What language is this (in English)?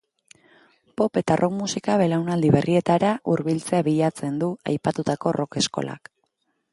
Basque